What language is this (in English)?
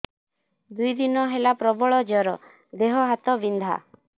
Odia